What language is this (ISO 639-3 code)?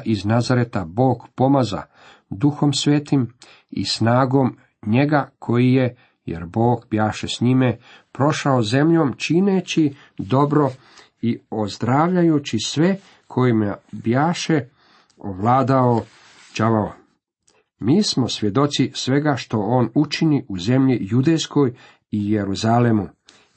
hrv